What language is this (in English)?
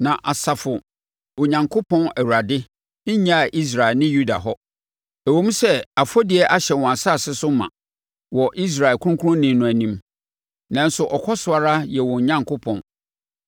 Akan